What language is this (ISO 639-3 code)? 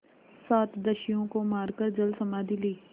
hin